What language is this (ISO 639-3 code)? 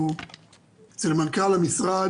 heb